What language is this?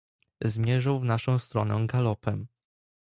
Polish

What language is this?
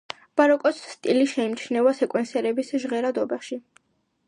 Georgian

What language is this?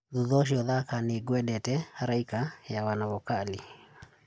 Kikuyu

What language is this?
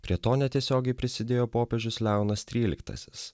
Lithuanian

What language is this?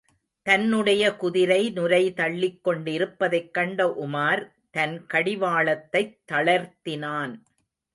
Tamil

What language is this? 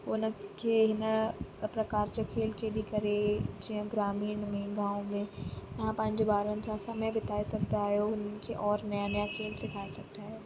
Sindhi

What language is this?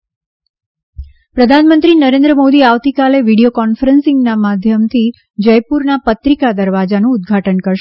Gujarati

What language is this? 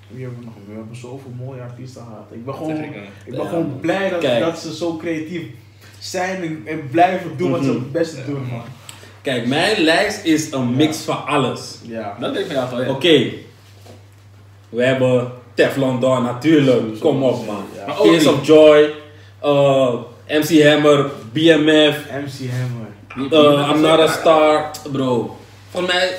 Dutch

